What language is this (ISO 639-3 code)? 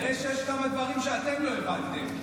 heb